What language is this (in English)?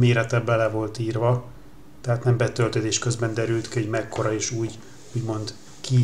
Hungarian